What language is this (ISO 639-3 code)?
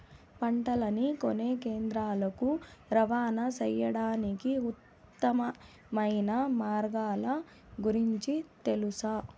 tel